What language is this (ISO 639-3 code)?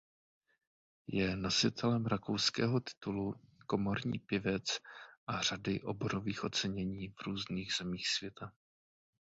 ces